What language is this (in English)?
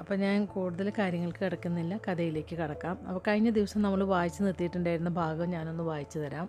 Malayalam